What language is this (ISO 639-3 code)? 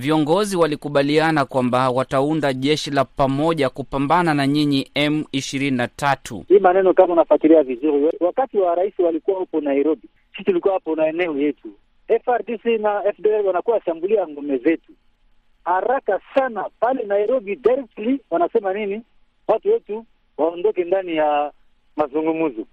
swa